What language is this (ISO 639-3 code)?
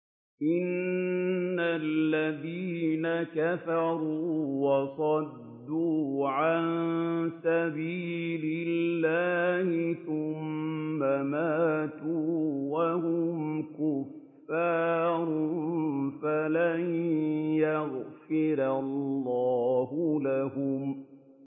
ara